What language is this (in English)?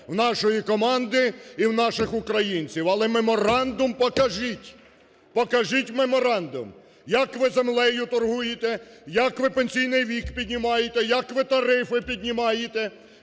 Ukrainian